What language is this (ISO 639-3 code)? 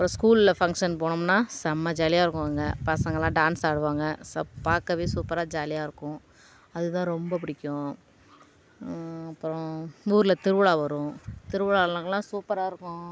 tam